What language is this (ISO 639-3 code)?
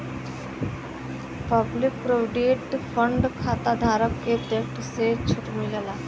bho